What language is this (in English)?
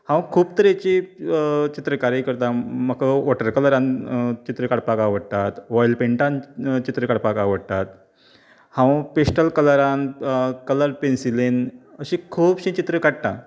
Konkani